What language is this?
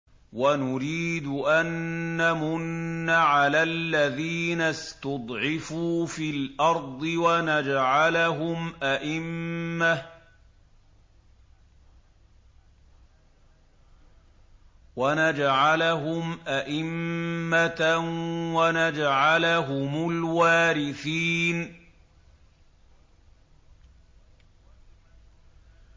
Arabic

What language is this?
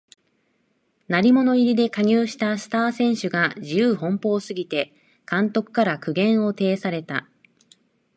Japanese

